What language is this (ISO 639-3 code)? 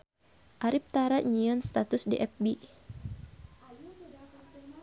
sun